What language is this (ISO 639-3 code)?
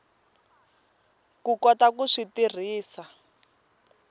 tso